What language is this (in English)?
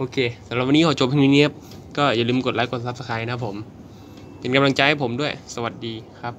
Thai